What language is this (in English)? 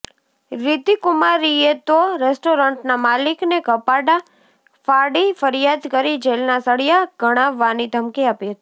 Gujarati